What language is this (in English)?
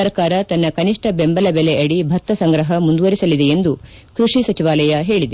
Kannada